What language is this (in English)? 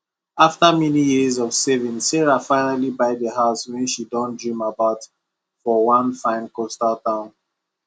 Nigerian Pidgin